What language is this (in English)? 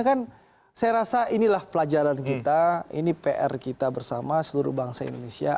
Indonesian